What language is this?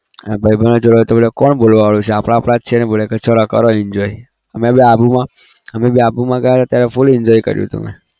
Gujarati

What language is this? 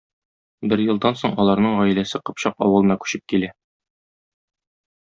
Tatar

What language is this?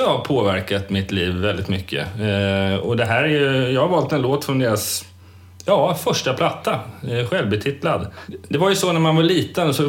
Swedish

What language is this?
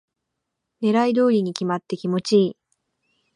Japanese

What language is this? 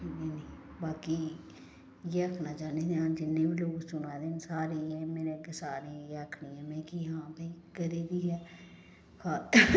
Dogri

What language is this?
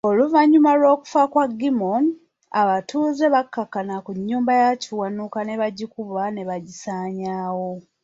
Ganda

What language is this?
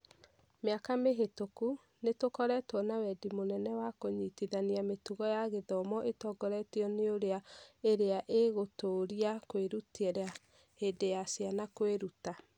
Kikuyu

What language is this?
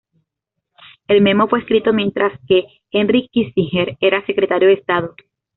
Spanish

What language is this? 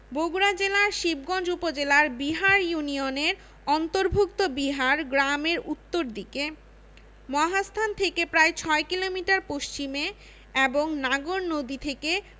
Bangla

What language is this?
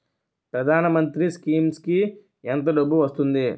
Telugu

